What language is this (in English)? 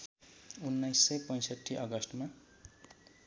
Nepali